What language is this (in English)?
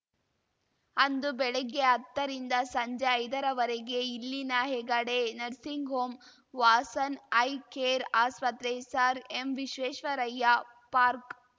Kannada